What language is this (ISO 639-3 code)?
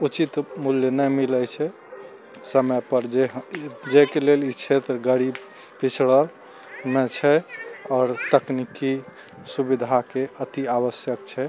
mai